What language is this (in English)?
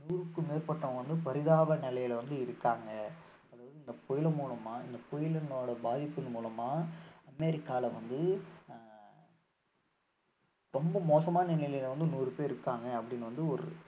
Tamil